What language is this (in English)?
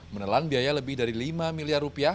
Indonesian